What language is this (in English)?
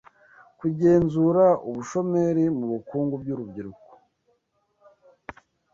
Kinyarwanda